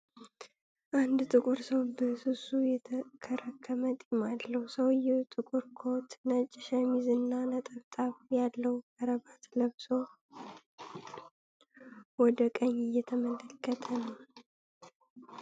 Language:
Amharic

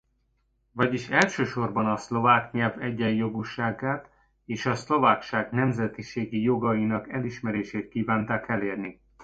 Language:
Hungarian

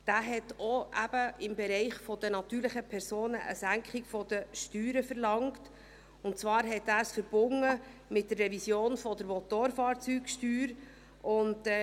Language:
Swiss German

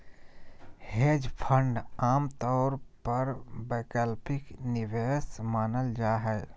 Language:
Magahi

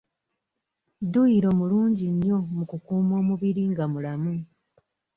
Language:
Ganda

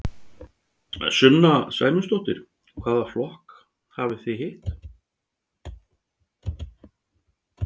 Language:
Icelandic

